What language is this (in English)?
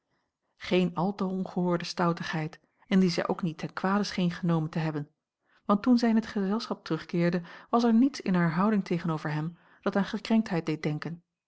Dutch